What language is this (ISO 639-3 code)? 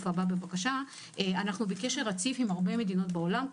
heb